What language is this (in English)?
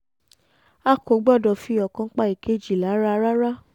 Yoruba